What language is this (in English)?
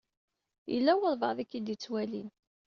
Kabyle